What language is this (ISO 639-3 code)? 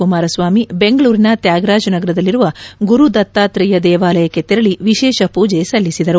kan